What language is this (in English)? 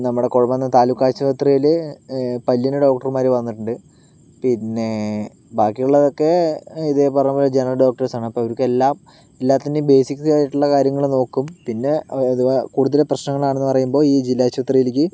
Malayalam